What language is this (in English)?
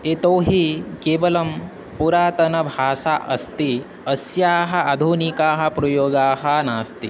Sanskrit